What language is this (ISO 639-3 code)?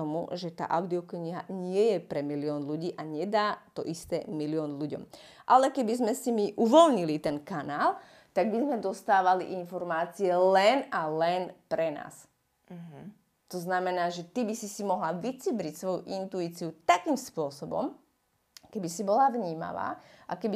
slk